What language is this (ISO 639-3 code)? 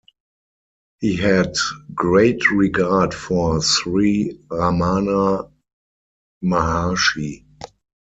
eng